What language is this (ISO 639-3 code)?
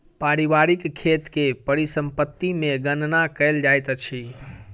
mai